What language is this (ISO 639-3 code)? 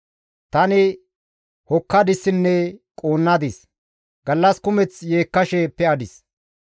gmv